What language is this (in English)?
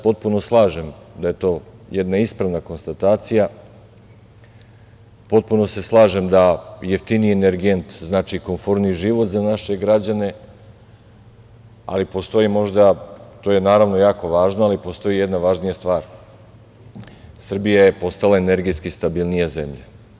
Serbian